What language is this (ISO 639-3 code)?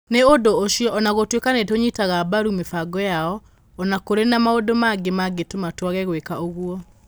kik